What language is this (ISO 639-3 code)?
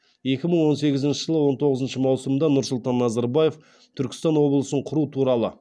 kaz